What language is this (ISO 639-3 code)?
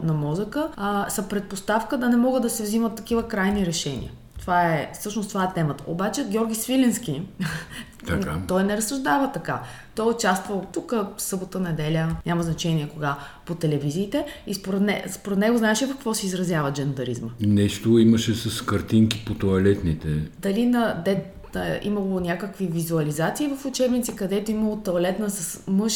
bul